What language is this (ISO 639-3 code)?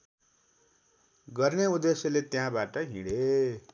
nep